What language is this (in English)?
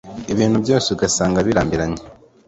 Kinyarwanda